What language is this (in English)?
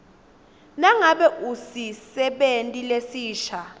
Swati